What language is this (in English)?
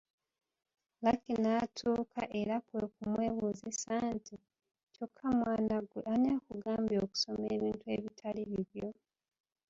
Ganda